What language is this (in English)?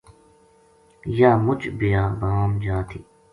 Gujari